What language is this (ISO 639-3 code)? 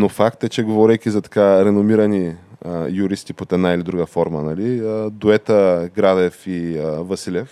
bul